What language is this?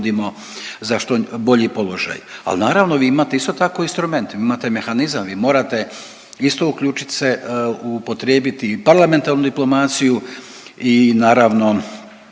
Croatian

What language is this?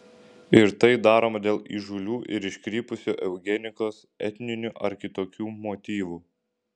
Lithuanian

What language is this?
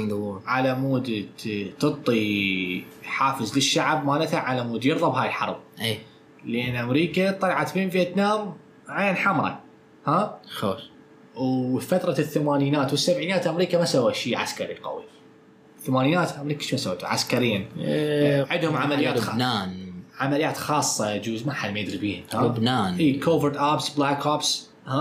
Arabic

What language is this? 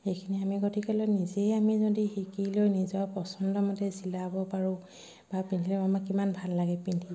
Assamese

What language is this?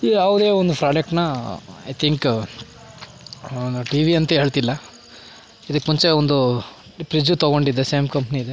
Kannada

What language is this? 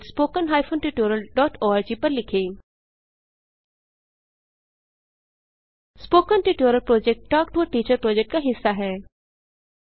Hindi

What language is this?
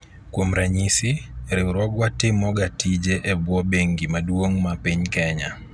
Luo (Kenya and Tanzania)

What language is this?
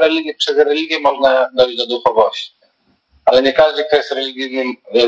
Polish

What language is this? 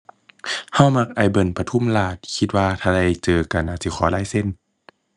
Thai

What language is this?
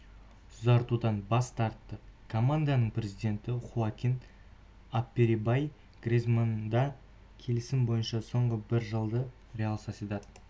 Kazakh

